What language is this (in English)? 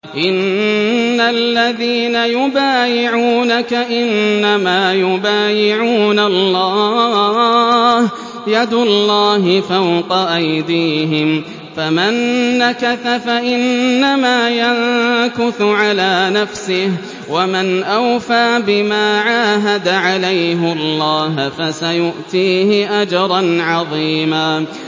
Arabic